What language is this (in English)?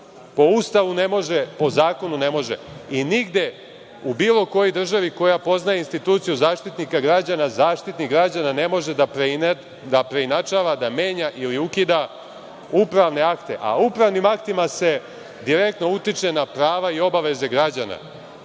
Serbian